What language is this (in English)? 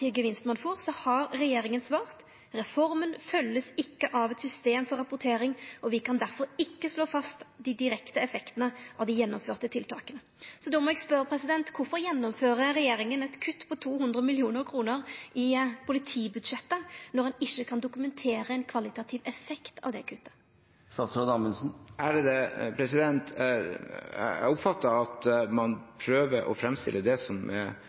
Norwegian